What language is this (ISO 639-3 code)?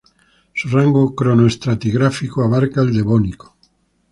spa